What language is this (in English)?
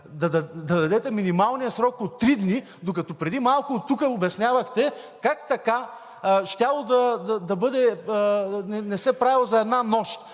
Bulgarian